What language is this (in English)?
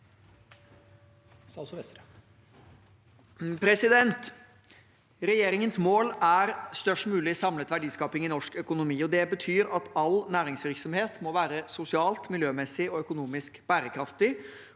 Norwegian